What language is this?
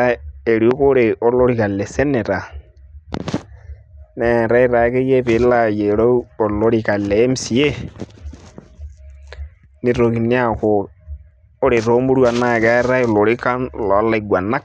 Masai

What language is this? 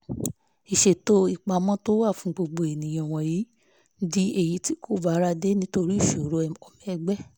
Yoruba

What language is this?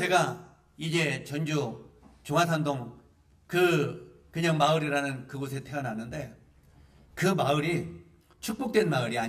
Korean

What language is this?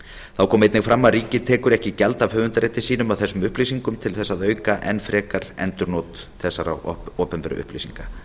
Icelandic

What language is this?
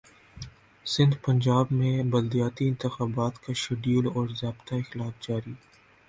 Urdu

